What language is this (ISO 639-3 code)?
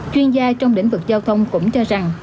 vie